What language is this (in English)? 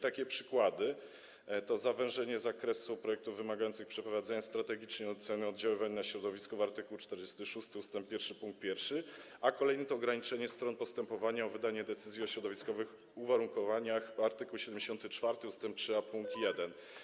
Polish